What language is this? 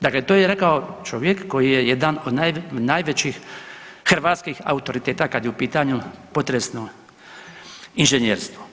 Croatian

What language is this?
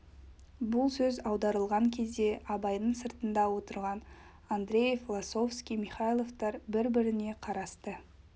Kazakh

